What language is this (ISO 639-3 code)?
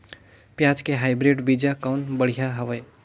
hne